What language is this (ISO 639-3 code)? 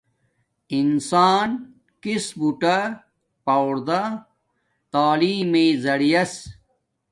dmk